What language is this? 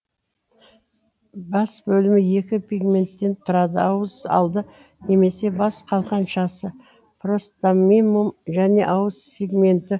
Kazakh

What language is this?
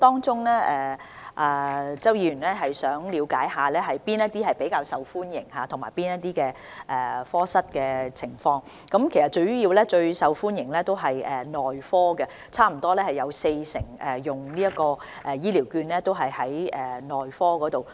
Cantonese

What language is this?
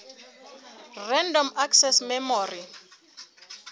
Southern Sotho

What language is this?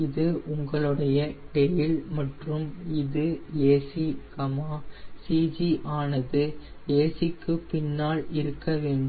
Tamil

